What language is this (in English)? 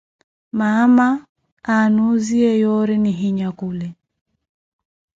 Koti